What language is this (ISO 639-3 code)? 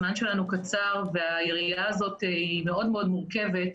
heb